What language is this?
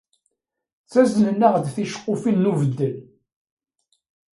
Kabyle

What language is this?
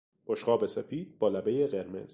Persian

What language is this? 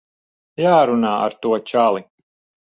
Latvian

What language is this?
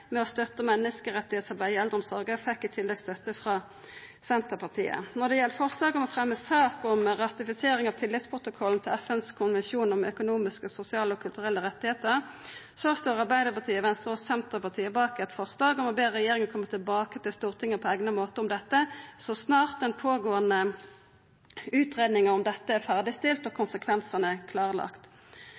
Norwegian Nynorsk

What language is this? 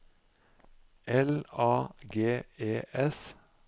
Norwegian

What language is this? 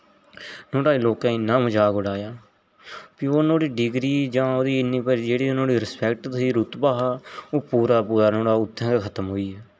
Dogri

